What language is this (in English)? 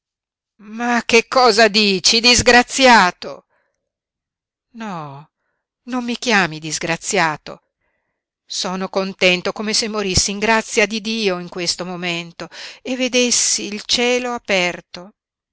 Italian